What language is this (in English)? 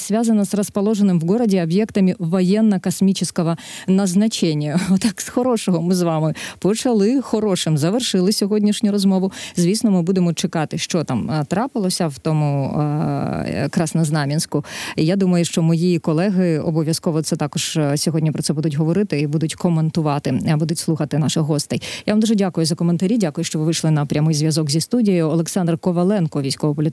Ukrainian